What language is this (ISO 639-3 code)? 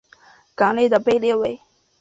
zho